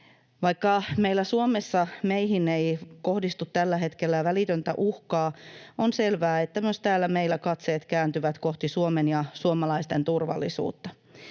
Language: Finnish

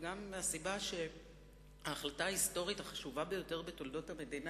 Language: Hebrew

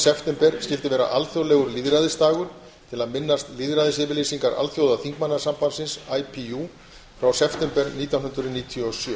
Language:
Icelandic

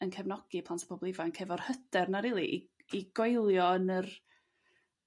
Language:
Welsh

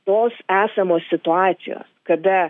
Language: Lithuanian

